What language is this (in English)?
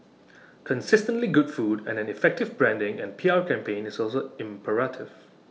English